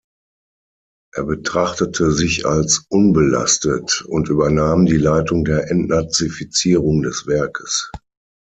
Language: German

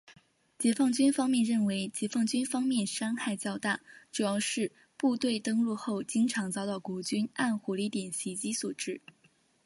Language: Chinese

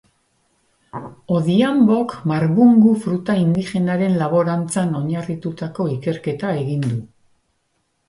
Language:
Basque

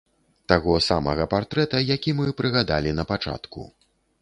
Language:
Belarusian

